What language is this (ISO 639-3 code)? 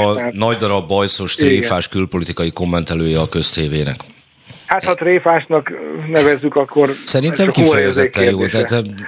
hun